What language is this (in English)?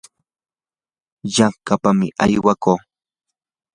Yanahuanca Pasco Quechua